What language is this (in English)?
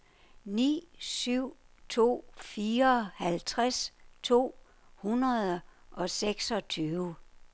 Danish